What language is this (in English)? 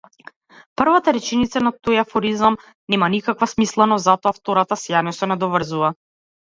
Macedonian